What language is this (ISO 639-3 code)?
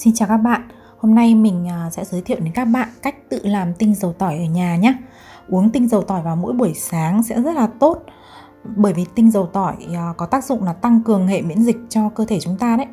vie